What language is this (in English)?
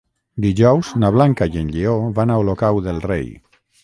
Catalan